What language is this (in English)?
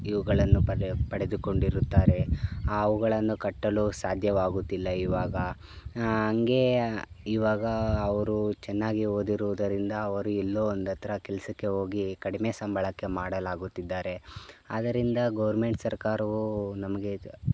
Kannada